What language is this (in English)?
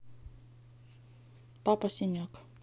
Russian